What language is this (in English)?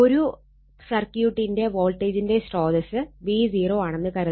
Malayalam